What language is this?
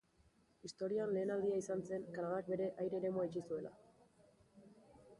Basque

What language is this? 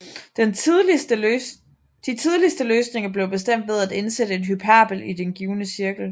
Danish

